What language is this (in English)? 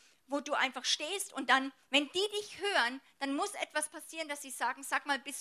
German